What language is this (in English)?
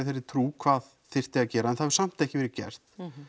Icelandic